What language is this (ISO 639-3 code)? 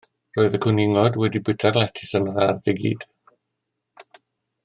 cym